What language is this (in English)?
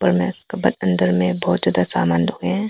Hindi